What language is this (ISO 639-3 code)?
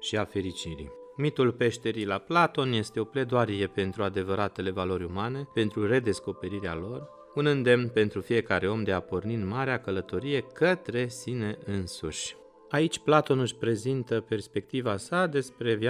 ron